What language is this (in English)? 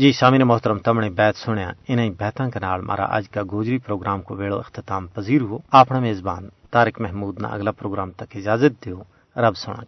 Urdu